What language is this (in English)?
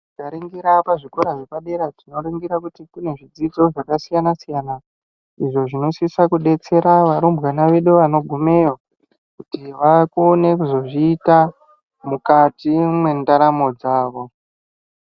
Ndau